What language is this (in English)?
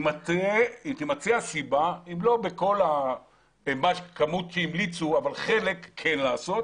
Hebrew